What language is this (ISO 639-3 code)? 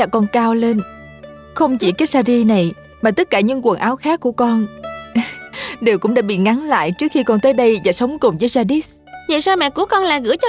vie